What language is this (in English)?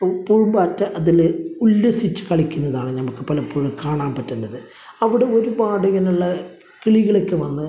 Malayalam